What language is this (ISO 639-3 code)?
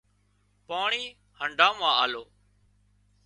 kxp